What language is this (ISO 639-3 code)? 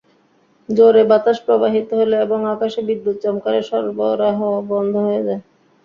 ben